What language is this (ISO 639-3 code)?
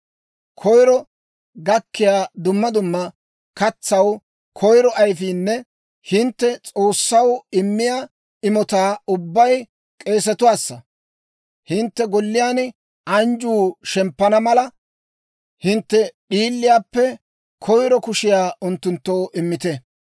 dwr